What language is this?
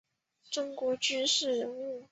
Chinese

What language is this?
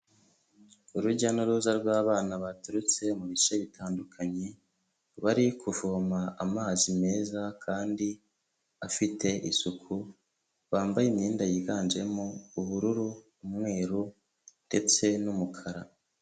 Kinyarwanda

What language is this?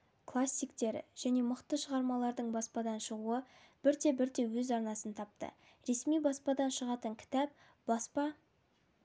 Kazakh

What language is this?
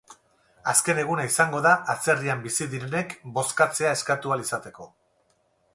Basque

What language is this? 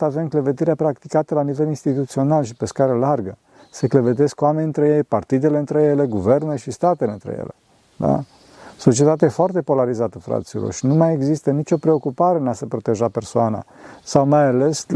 Romanian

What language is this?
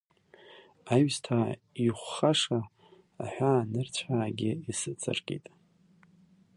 Abkhazian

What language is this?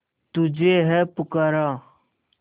Hindi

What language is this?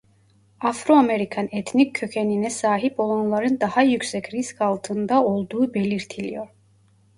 Turkish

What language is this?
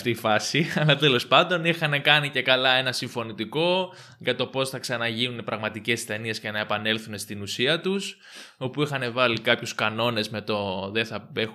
Greek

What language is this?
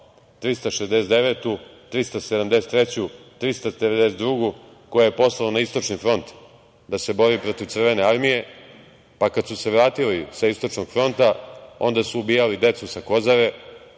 Serbian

